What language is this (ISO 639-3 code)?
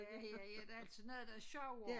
dan